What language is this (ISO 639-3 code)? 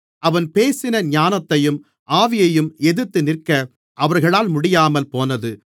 tam